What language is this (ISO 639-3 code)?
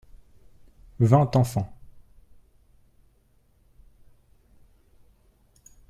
fra